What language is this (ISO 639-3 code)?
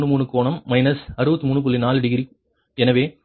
tam